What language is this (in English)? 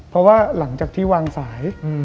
Thai